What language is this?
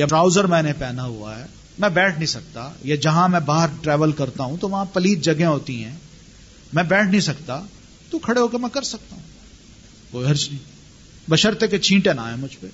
Urdu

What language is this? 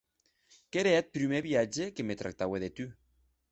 Occitan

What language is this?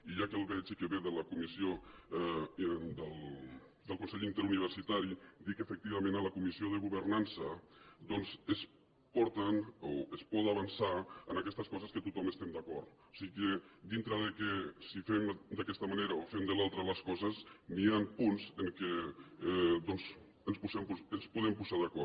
Catalan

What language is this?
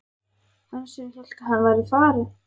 Icelandic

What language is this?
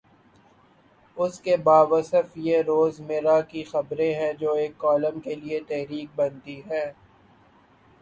Urdu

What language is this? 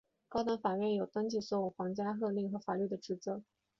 Chinese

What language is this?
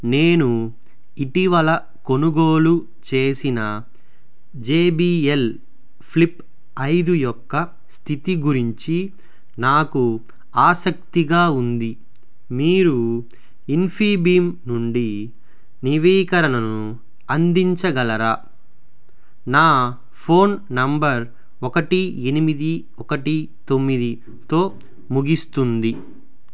Telugu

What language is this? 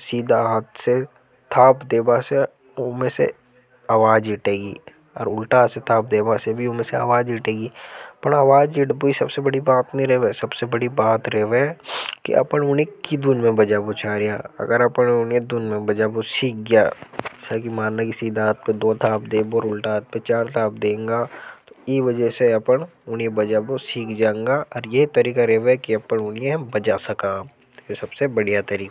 Hadothi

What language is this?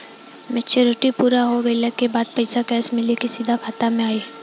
Bhojpuri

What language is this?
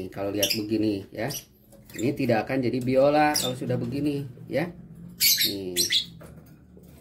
Indonesian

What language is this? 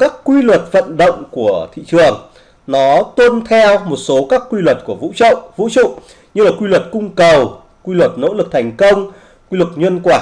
Vietnamese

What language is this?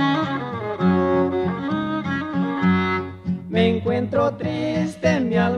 Spanish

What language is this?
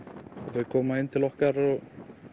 Icelandic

